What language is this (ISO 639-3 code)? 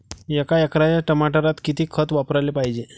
mar